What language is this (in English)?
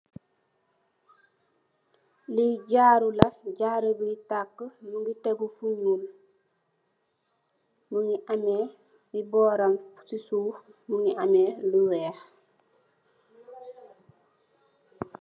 Wolof